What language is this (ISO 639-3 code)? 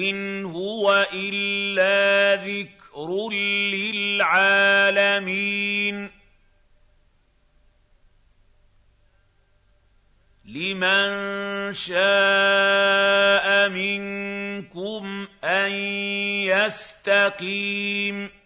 ara